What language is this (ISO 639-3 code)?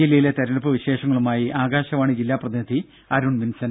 mal